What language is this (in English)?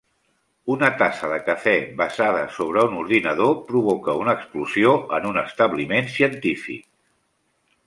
Catalan